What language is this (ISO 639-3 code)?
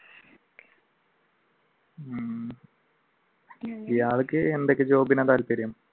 mal